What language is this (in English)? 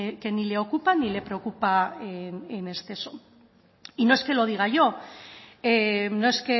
Spanish